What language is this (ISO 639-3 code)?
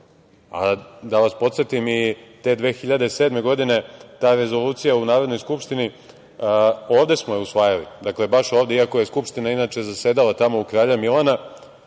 srp